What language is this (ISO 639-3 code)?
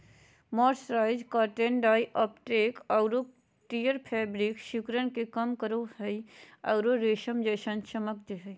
mag